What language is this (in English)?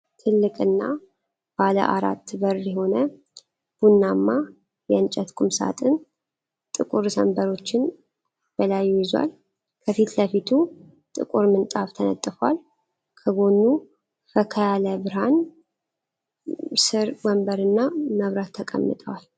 Amharic